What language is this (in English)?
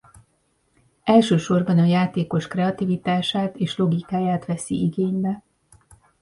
Hungarian